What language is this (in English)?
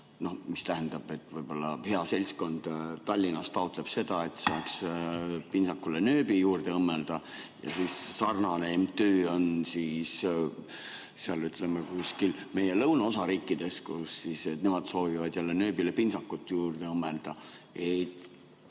Estonian